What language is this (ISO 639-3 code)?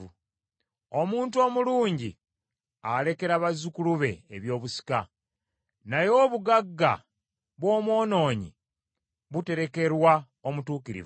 lug